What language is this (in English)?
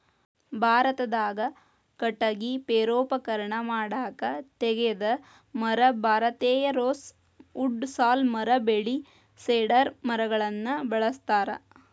Kannada